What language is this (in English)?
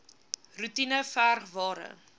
Afrikaans